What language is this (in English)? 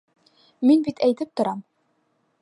Bashkir